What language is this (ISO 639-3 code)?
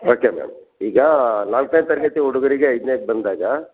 kan